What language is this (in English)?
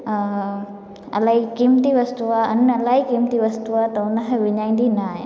Sindhi